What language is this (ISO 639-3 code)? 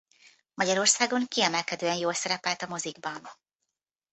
hun